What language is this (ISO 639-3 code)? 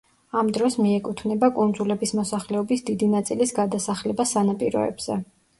kat